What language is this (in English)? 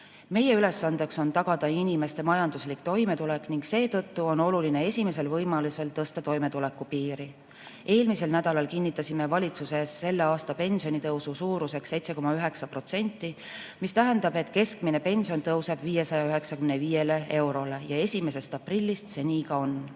Estonian